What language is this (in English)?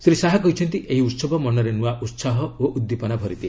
Odia